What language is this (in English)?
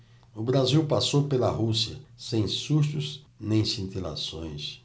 Portuguese